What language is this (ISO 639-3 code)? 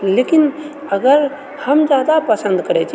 mai